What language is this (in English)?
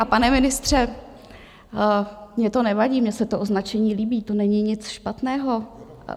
Czech